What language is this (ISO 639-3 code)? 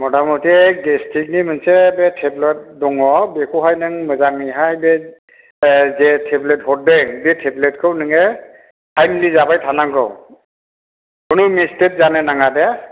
brx